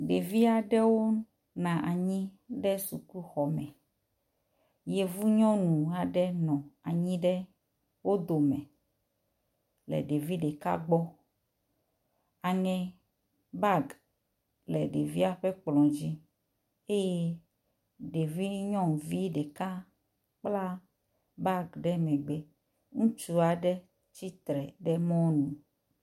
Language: Ewe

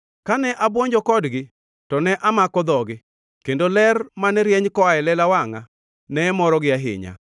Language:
Luo (Kenya and Tanzania)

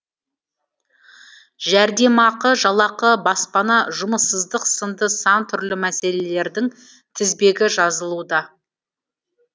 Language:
Kazakh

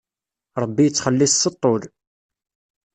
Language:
Kabyle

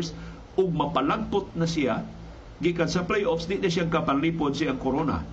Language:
Filipino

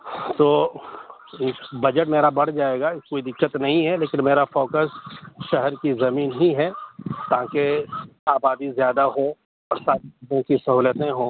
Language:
Urdu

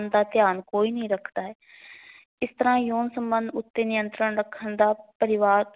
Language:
Punjabi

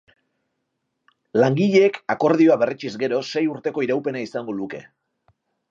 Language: Basque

